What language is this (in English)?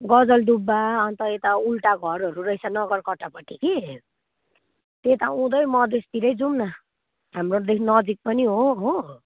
Nepali